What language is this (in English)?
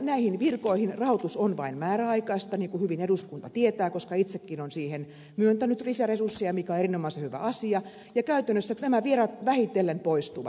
Finnish